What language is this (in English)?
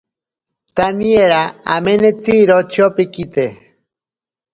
Ashéninka Perené